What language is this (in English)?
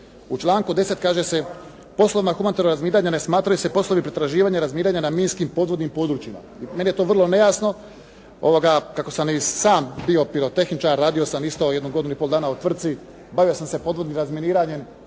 Croatian